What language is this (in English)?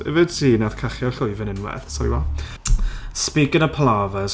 Welsh